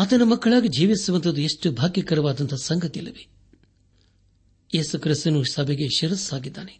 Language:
Kannada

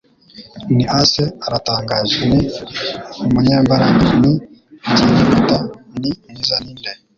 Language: Kinyarwanda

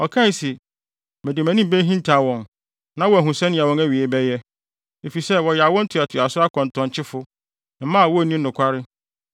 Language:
Akan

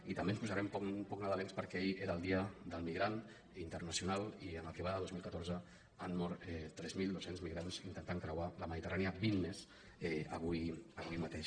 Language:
Catalan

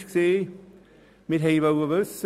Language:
Swiss German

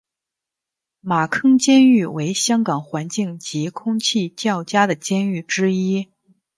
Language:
Chinese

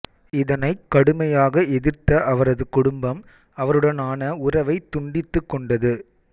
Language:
Tamil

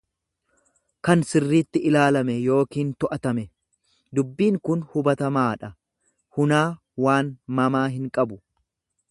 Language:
Oromo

